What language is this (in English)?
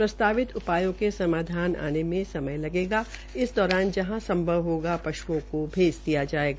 Hindi